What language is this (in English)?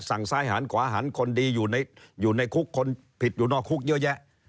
Thai